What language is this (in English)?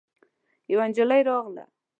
Pashto